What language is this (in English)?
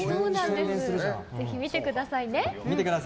Japanese